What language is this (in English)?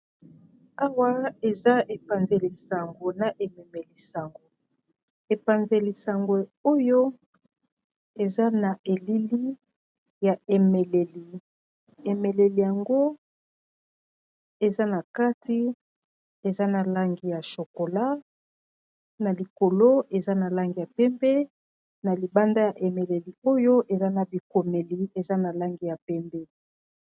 Lingala